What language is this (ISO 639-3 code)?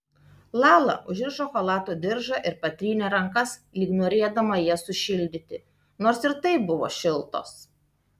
lit